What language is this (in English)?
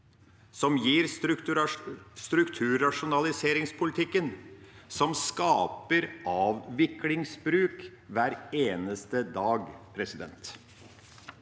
Norwegian